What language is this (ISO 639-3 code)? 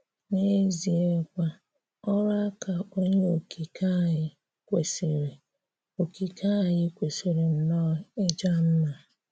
ibo